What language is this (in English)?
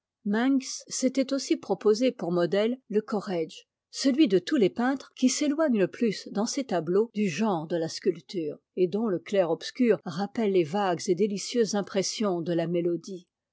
French